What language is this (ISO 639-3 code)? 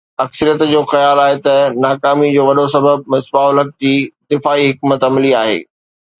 snd